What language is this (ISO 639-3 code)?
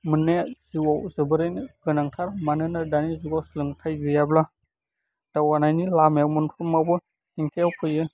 brx